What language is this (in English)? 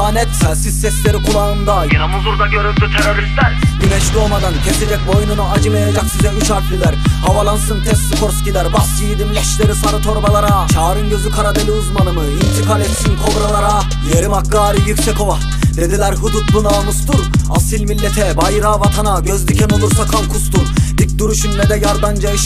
Turkish